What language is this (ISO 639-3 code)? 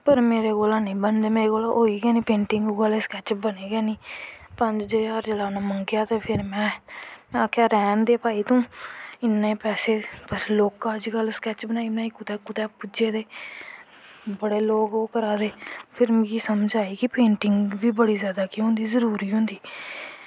doi